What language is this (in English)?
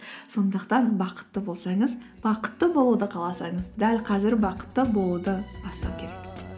Kazakh